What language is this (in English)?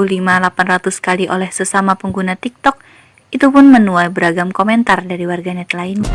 Indonesian